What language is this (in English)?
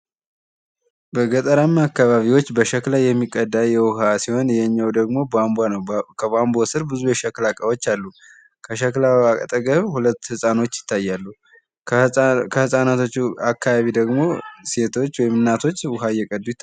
Amharic